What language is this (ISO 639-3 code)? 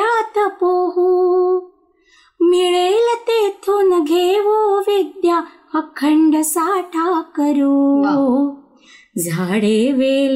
mar